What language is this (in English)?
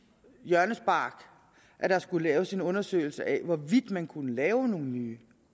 Danish